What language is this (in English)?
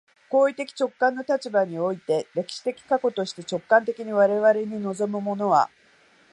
Japanese